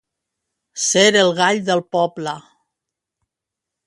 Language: Catalan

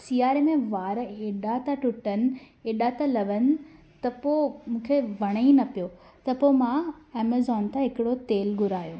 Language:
Sindhi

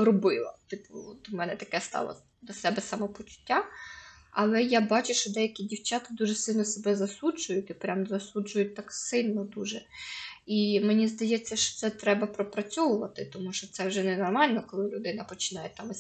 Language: Ukrainian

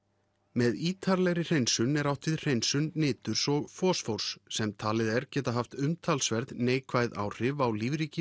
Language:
Icelandic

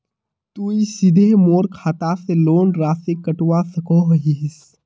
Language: Magahi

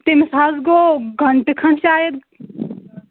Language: Kashmiri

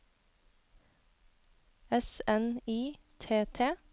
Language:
Norwegian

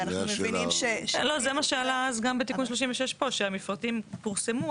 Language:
Hebrew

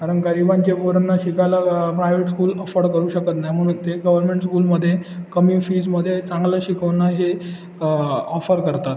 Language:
Marathi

